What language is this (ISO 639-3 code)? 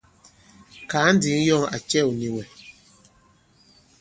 abb